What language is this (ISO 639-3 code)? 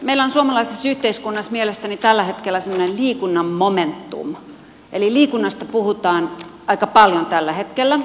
fin